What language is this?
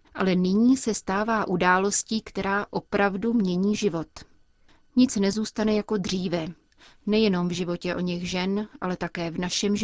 Czech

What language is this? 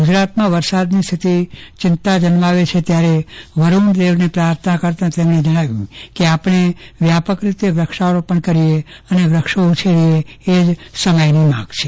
Gujarati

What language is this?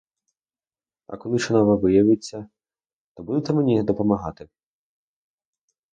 Ukrainian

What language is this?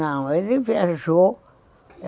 Portuguese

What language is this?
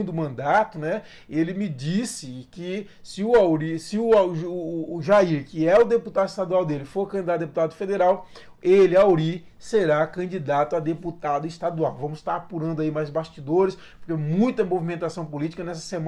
Portuguese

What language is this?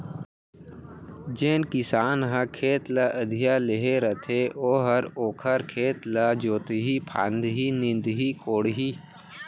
Chhattisgarhi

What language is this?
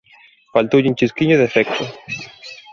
Galician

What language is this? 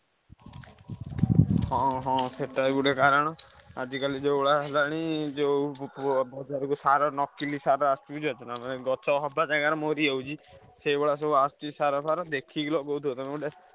Odia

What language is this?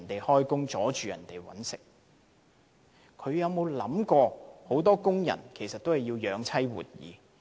Cantonese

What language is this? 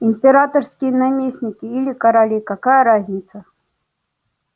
Russian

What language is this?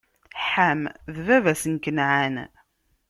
Kabyle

